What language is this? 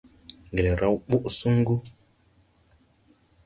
Tupuri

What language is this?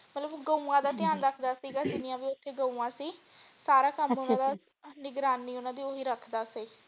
Punjabi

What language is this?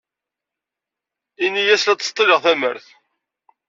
Kabyle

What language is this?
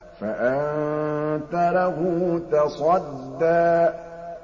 Arabic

